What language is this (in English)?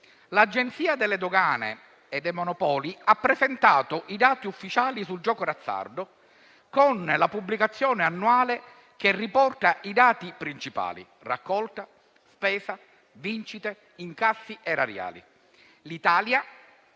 Italian